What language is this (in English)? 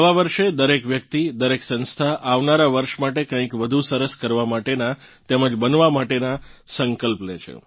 Gujarati